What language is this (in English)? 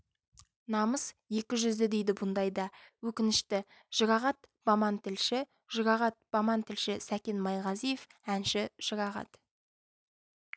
Kazakh